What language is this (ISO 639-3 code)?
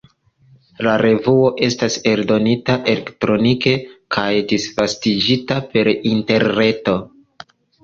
epo